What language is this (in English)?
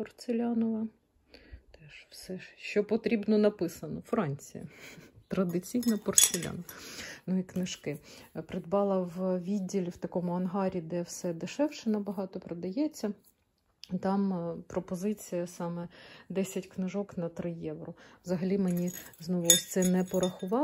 Ukrainian